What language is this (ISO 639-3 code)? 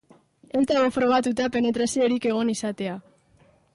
eus